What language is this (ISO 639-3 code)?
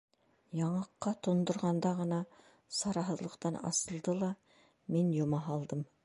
bak